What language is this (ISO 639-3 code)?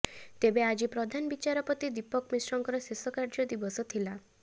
ori